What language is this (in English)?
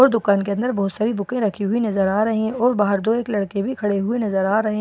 Hindi